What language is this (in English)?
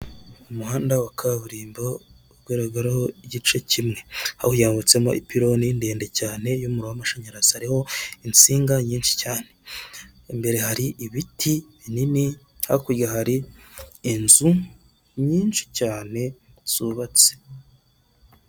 Kinyarwanda